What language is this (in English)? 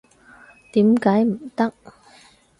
Cantonese